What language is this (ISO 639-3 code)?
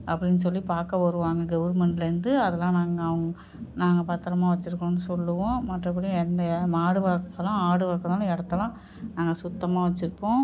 tam